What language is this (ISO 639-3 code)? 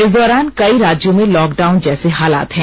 hin